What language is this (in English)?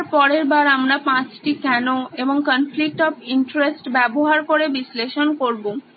Bangla